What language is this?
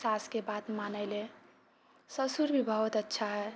Maithili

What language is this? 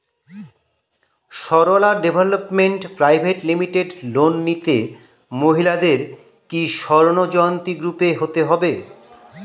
Bangla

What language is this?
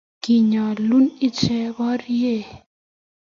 Kalenjin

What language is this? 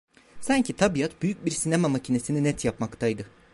Turkish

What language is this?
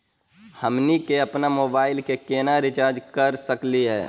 Magahi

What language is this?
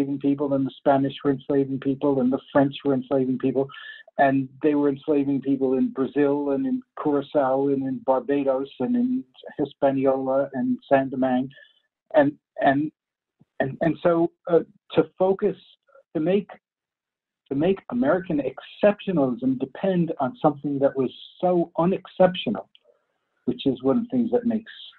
English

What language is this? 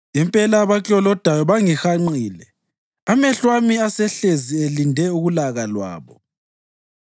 North Ndebele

